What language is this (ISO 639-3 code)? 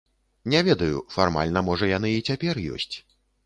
bel